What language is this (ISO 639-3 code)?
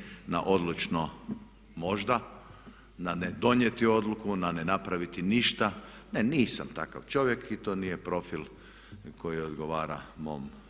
hrv